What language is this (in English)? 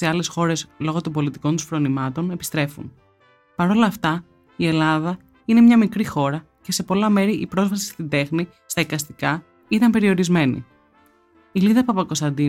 Greek